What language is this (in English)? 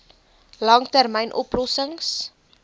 Afrikaans